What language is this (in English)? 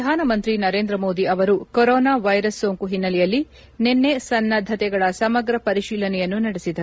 Kannada